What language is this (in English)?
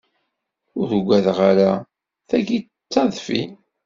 Kabyle